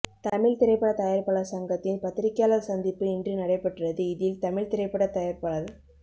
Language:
Tamil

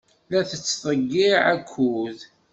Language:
Kabyle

